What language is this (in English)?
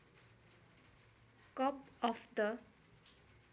Nepali